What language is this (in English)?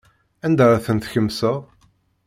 Kabyle